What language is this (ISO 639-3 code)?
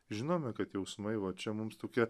lit